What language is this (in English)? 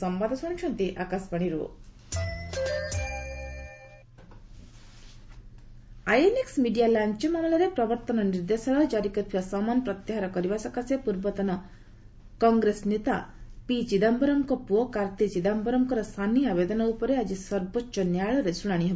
Odia